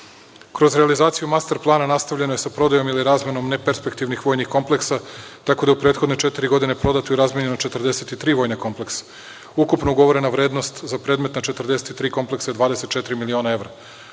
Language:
Serbian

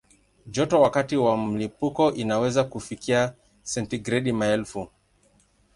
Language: Swahili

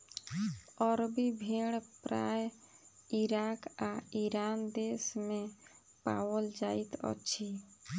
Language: Maithili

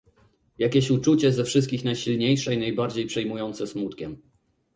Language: Polish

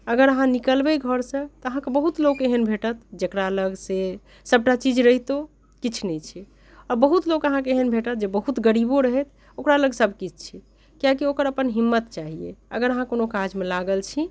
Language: Maithili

